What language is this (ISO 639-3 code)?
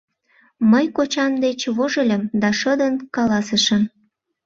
chm